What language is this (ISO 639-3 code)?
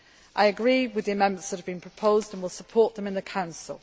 eng